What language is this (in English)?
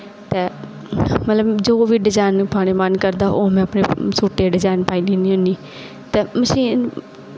Dogri